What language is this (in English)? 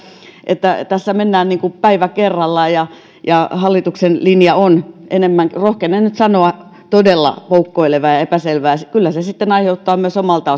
Finnish